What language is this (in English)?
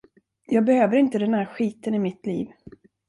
Swedish